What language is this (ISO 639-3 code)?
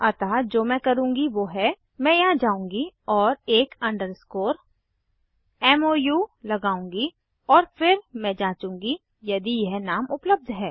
hin